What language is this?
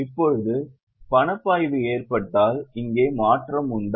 Tamil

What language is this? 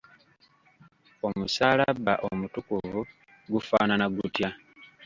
Ganda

